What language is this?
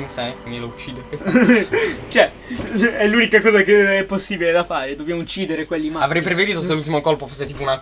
Italian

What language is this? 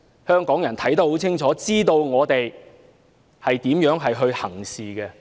Cantonese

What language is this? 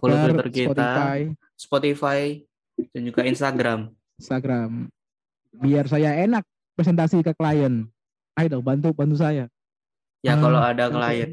Indonesian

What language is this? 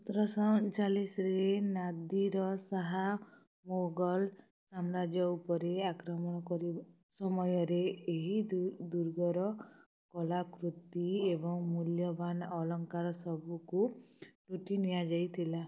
Odia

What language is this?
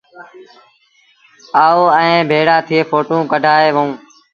Sindhi Bhil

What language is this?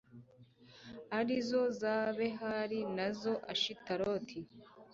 Kinyarwanda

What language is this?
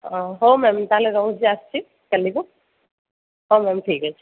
Odia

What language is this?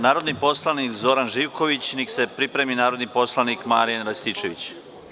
Serbian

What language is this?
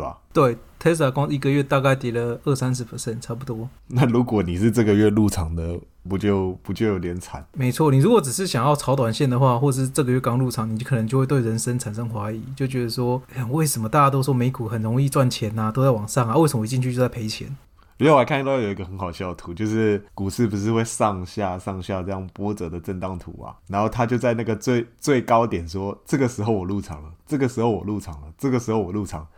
Chinese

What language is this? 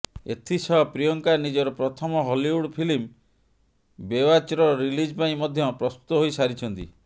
Odia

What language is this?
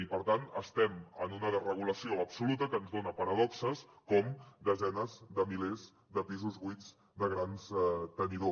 Catalan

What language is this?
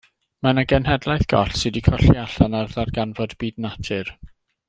Welsh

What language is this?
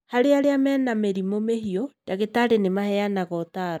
Kikuyu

